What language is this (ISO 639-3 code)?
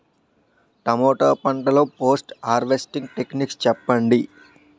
tel